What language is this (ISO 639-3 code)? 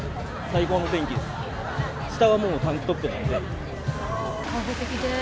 jpn